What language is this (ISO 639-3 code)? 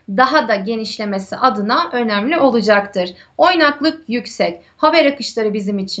tur